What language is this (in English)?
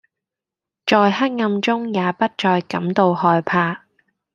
Cantonese